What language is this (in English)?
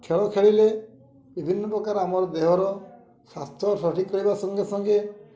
Odia